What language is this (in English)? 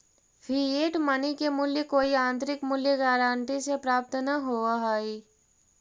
Magahi